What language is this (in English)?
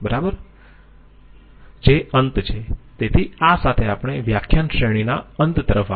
Gujarati